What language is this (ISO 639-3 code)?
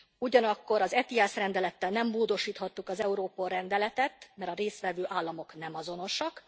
hun